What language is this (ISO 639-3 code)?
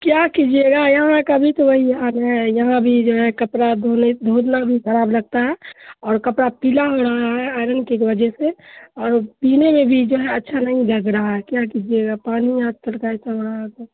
urd